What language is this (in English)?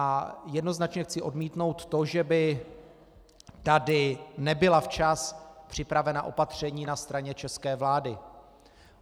Czech